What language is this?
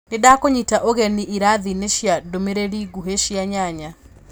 Kikuyu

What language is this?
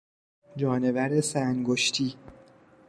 Persian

